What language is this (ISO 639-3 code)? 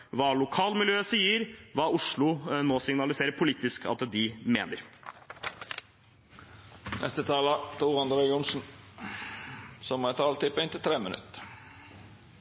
nob